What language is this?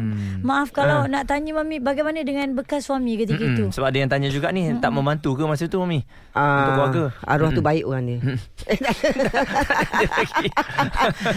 Malay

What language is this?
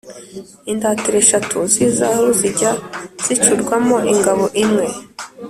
Kinyarwanda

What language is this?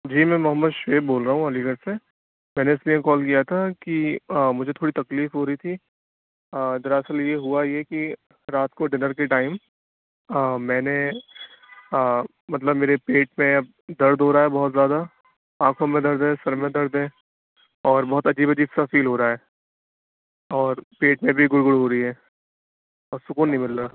Urdu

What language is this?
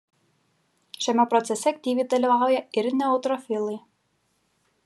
Lithuanian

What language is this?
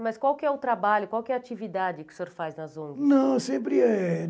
Portuguese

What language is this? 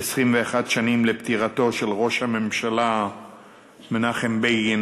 Hebrew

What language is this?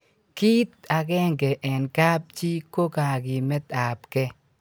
Kalenjin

